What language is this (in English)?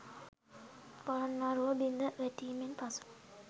Sinhala